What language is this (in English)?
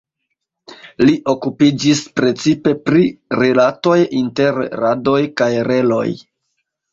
Esperanto